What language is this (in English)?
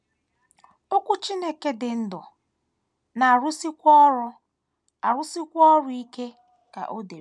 Igbo